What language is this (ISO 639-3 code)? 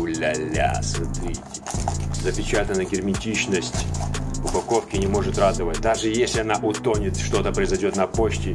rus